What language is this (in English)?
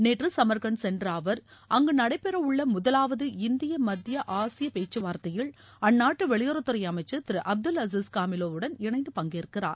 Tamil